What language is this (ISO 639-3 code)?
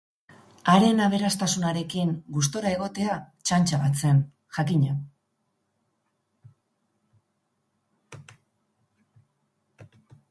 eus